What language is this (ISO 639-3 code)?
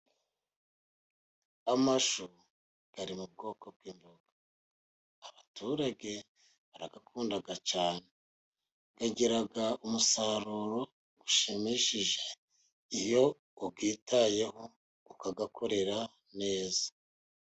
kin